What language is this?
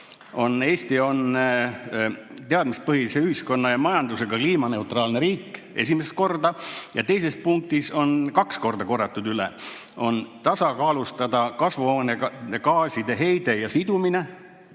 Estonian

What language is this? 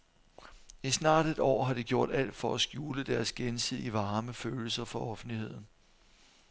Danish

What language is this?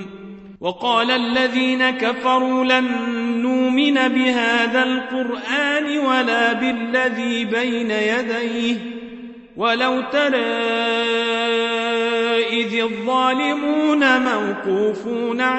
Arabic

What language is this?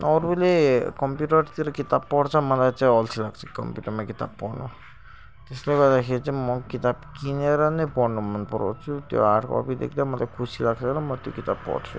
Nepali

